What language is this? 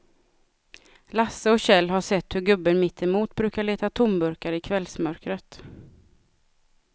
Swedish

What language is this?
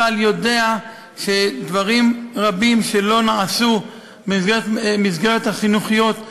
Hebrew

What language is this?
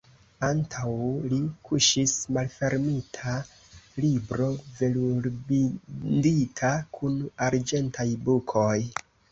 Esperanto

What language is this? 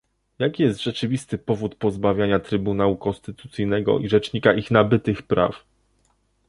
Polish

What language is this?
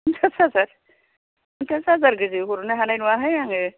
Bodo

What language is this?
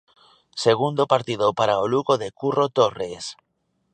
Galician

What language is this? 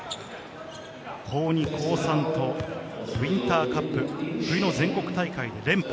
Japanese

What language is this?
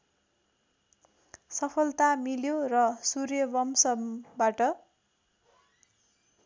Nepali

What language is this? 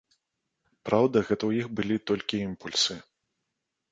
Belarusian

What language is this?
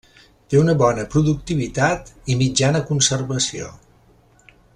Catalan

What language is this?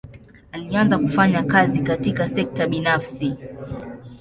Swahili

